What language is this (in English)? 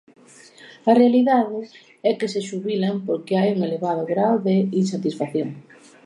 Galician